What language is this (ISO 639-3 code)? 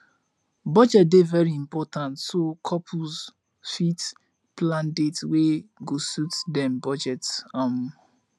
pcm